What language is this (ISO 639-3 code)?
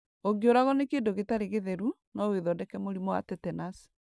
kik